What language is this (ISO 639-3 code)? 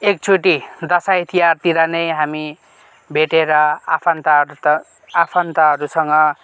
nep